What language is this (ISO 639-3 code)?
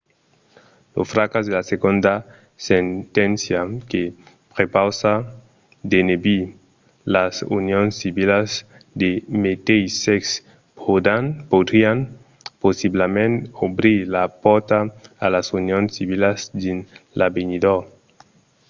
oci